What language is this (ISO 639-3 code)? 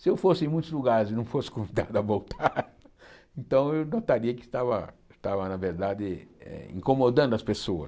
por